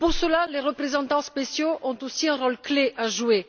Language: French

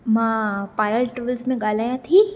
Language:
Sindhi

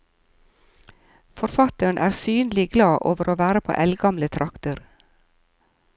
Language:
Norwegian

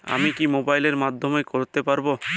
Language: Bangla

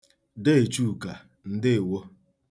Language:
Igbo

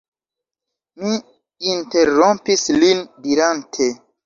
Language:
Esperanto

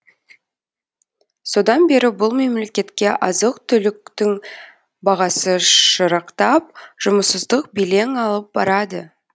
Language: Kazakh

